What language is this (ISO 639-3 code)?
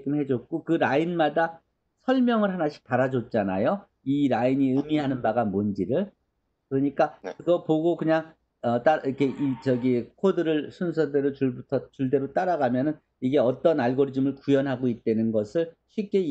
kor